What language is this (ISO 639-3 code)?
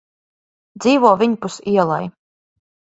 lav